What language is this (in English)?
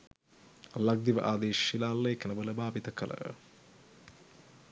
Sinhala